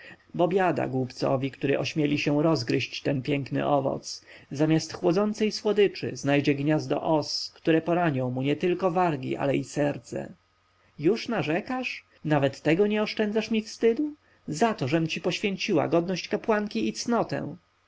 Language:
Polish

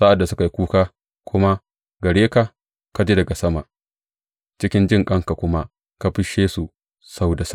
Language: Hausa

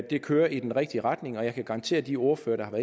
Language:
Danish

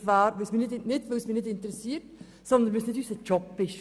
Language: Swiss German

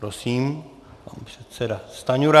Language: Czech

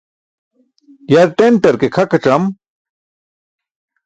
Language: Burushaski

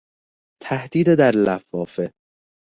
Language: Persian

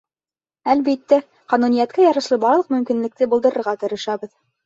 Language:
Bashkir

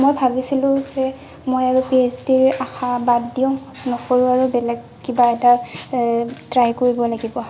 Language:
Assamese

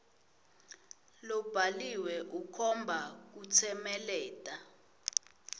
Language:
Swati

